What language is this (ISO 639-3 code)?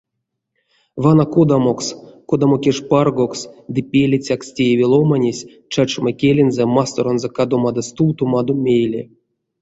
myv